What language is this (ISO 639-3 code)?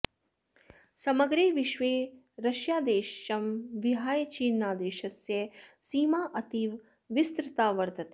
san